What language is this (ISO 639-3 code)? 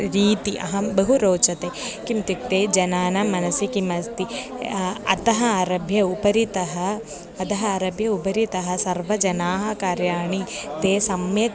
san